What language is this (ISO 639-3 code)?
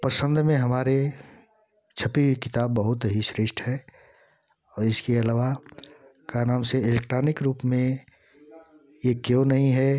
hin